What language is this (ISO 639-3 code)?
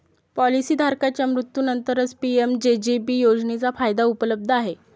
mar